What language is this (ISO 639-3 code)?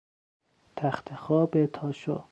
fas